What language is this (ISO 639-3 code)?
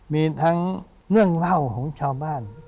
tha